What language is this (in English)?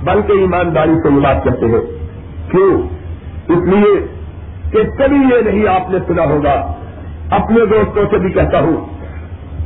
Urdu